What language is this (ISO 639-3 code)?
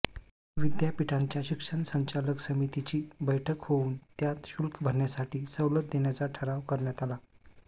mar